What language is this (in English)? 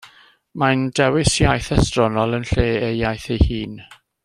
Welsh